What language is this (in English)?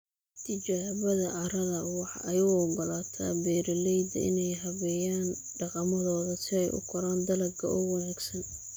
Somali